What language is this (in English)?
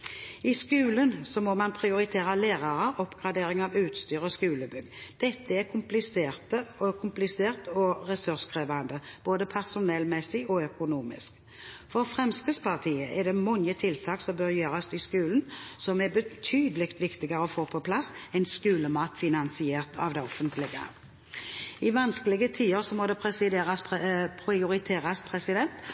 Norwegian Bokmål